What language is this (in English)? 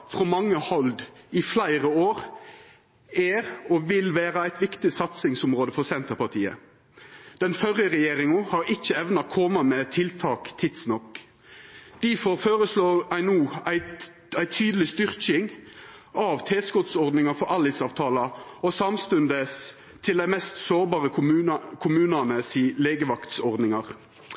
Norwegian Nynorsk